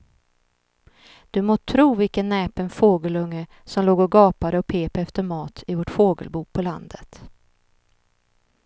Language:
Swedish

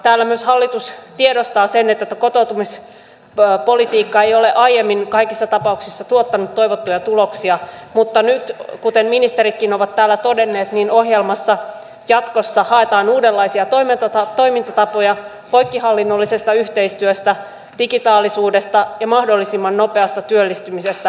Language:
Finnish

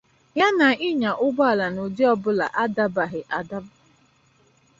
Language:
Igbo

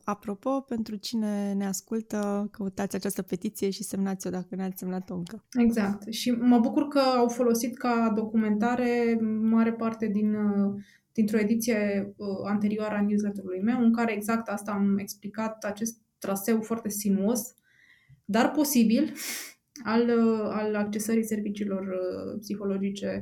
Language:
Romanian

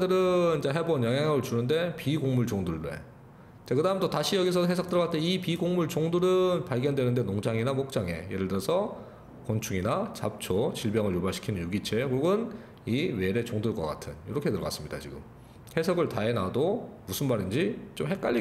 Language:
Korean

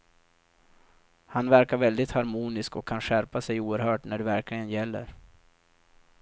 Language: Swedish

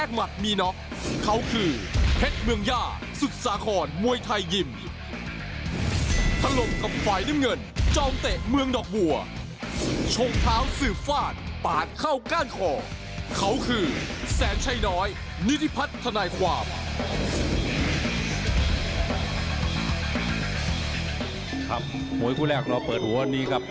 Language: Thai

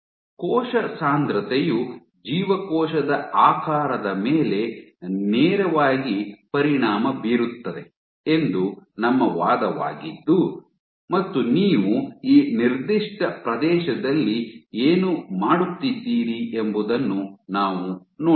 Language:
Kannada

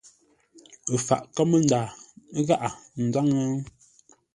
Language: Ngombale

